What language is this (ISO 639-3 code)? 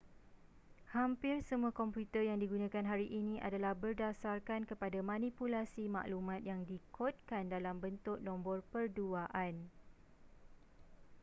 msa